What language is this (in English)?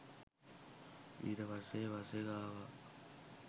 Sinhala